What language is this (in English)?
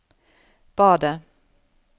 Norwegian